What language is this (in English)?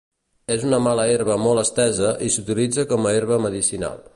Catalan